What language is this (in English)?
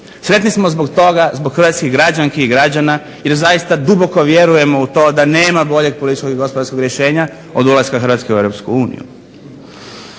Croatian